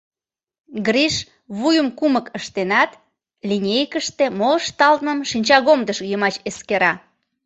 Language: Mari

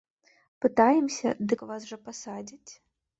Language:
Belarusian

